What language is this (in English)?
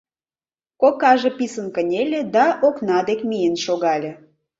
Mari